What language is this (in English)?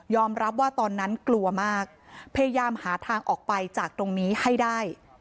Thai